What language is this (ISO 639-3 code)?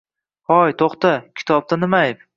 uzb